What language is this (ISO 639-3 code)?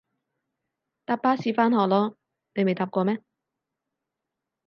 yue